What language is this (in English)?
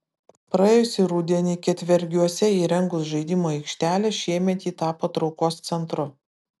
Lithuanian